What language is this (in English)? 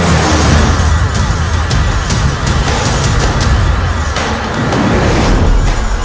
Indonesian